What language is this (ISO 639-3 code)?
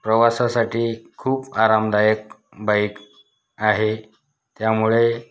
mar